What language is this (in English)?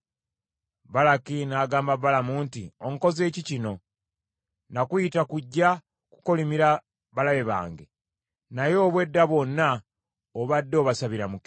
Ganda